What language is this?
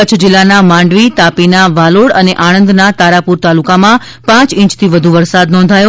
Gujarati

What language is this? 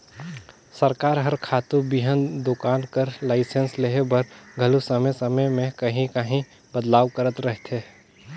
Chhattisgarhi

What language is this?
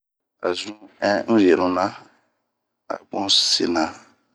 Bomu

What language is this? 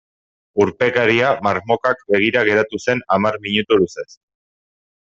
Basque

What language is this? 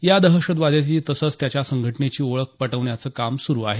Marathi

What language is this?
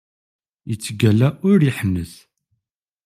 Kabyle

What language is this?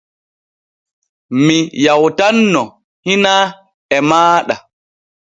Borgu Fulfulde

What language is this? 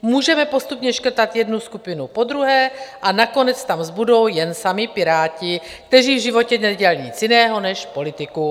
Czech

